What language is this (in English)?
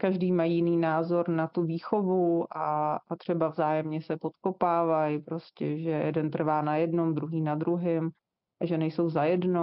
Czech